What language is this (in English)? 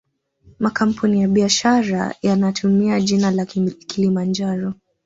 Swahili